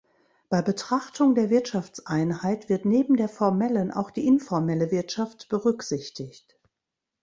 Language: German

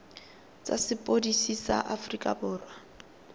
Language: Tswana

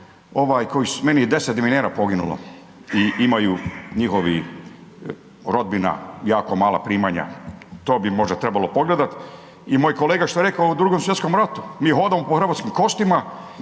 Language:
Croatian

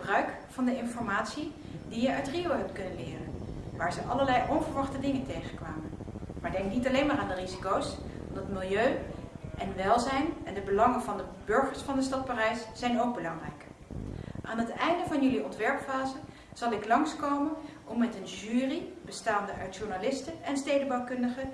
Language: Dutch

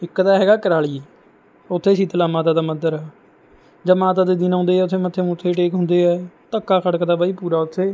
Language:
Punjabi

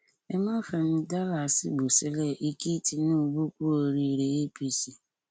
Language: Yoruba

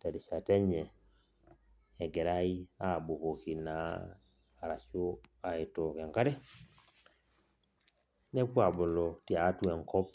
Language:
Masai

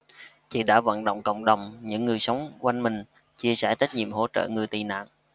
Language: Vietnamese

